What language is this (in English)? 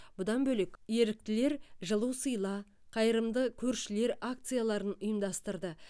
Kazakh